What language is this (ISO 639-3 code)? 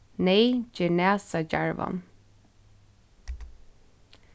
fao